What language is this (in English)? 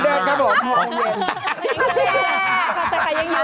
Thai